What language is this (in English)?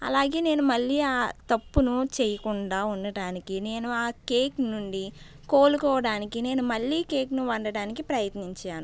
Telugu